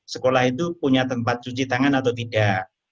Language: Indonesian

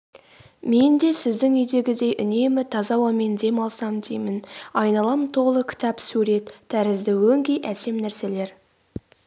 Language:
Kazakh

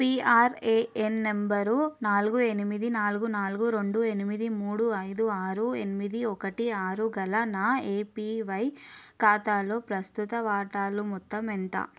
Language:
Telugu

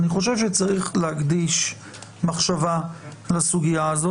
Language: Hebrew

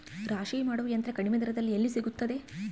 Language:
Kannada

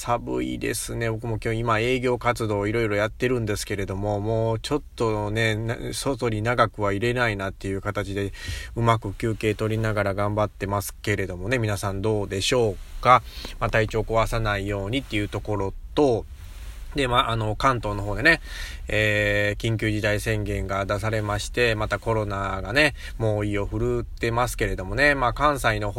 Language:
Japanese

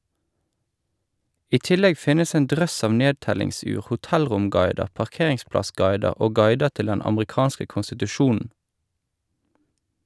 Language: Norwegian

